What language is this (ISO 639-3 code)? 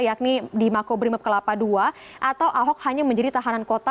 ind